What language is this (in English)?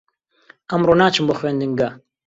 Central Kurdish